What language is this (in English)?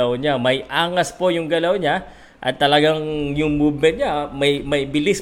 Filipino